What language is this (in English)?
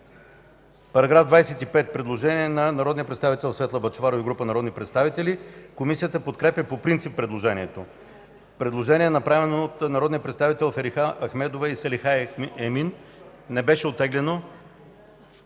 Bulgarian